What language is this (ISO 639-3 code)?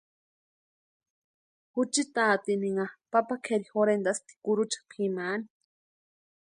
pua